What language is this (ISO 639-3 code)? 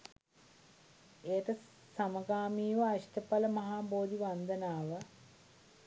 sin